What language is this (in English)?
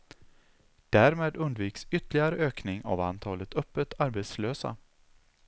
Swedish